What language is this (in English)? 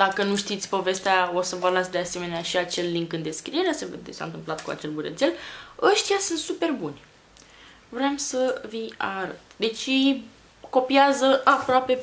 Romanian